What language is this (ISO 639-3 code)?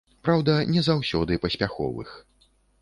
bel